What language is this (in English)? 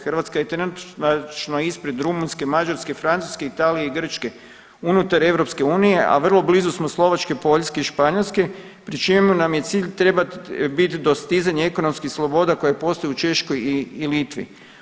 Croatian